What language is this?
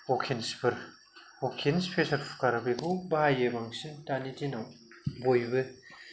Bodo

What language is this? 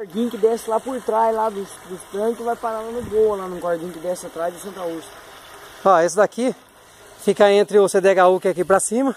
Portuguese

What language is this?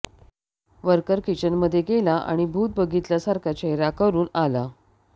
Marathi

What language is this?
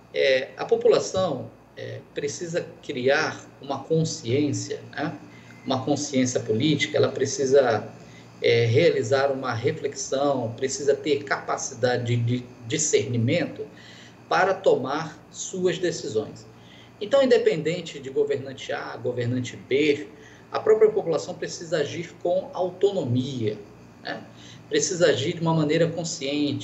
Portuguese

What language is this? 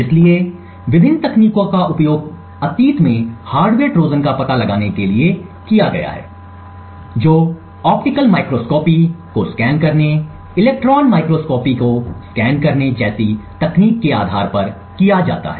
Hindi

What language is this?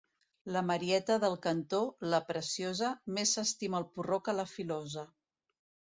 Catalan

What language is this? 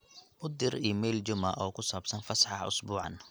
Somali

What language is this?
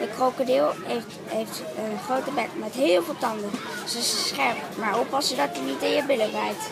Dutch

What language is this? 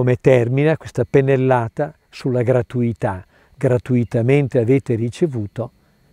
Italian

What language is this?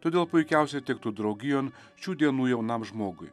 Lithuanian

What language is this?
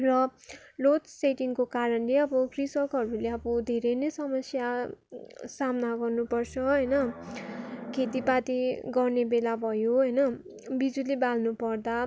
Nepali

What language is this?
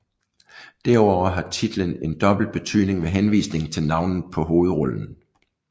Danish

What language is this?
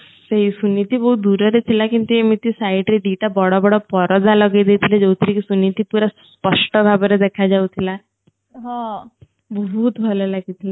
Odia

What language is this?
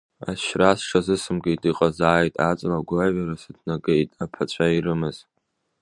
Abkhazian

